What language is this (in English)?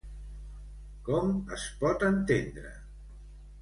Catalan